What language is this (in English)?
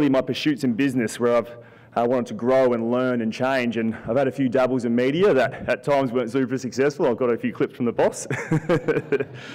English